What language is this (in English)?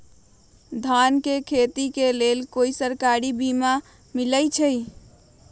Magahi